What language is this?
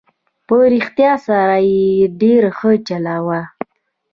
Pashto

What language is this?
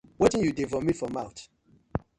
Nigerian Pidgin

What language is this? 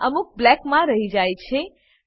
Gujarati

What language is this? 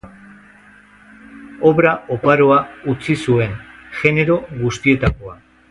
Basque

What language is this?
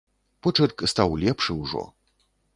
Belarusian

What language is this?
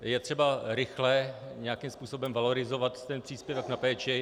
Czech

